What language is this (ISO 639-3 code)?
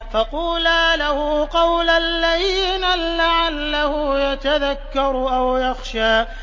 ara